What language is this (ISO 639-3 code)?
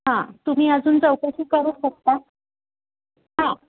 mar